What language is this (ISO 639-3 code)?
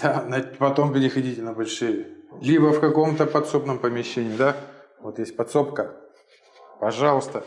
rus